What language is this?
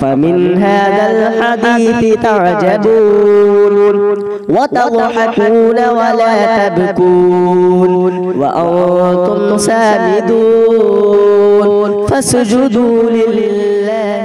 Arabic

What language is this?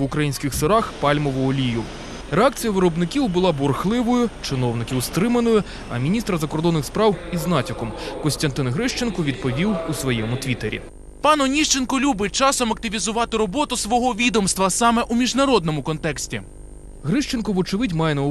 Ukrainian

